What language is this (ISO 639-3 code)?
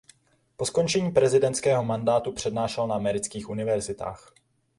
ces